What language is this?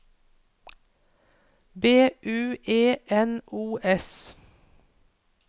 Norwegian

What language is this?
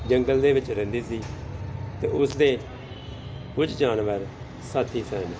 Punjabi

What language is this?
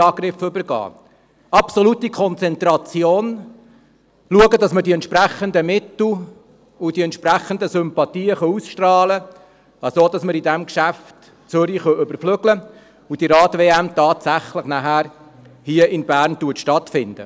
Swiss German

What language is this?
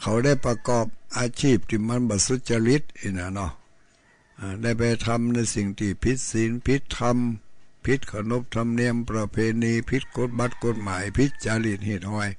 Thai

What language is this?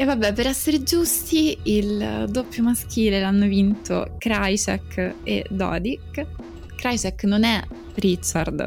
Italian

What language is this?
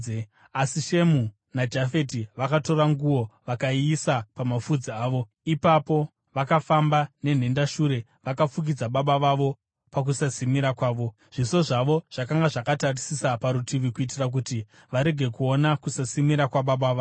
Shona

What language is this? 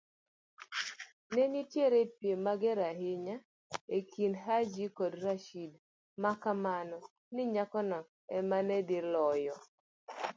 Luo (Kenya and Tanzania)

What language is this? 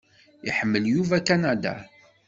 Kabyle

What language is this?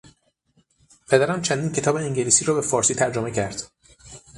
Persian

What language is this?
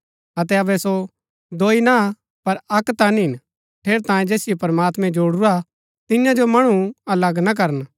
Gaddi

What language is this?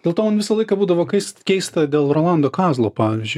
Lithuanian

